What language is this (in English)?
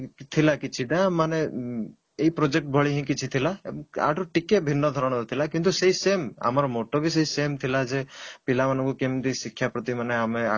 Odia